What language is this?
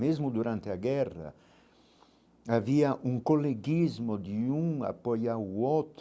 Portuguese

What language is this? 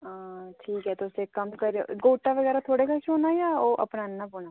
Dogri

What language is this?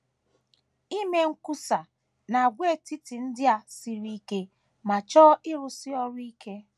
Igbo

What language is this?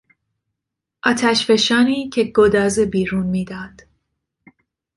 Persian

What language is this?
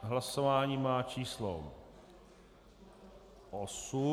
Czech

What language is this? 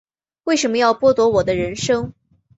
Chinese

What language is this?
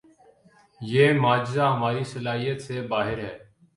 Urdu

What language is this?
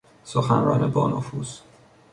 Persian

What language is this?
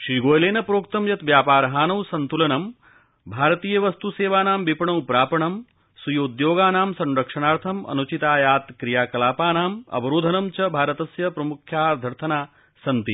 Sanskrit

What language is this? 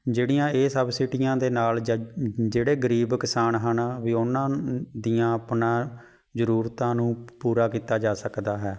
Punjabi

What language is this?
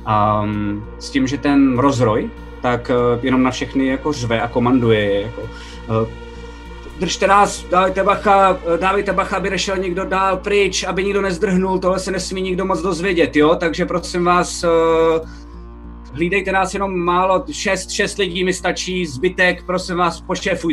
Czech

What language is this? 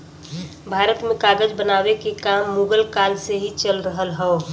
Bhojpuri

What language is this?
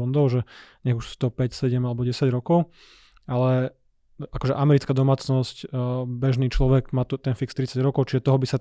Slovak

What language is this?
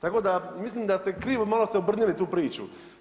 Croatian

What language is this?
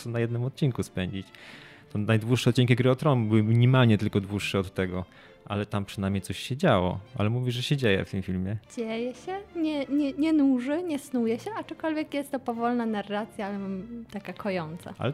Polish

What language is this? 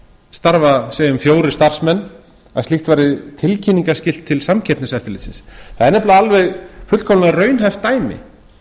Icelandic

